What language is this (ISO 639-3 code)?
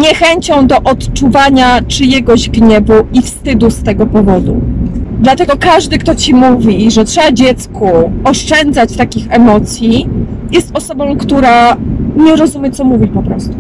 pol